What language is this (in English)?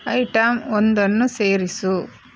Kannada